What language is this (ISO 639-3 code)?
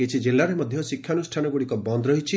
ori